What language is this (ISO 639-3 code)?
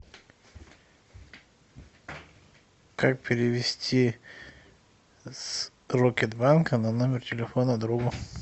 rus